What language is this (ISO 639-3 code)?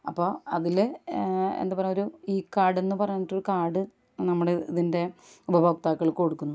mal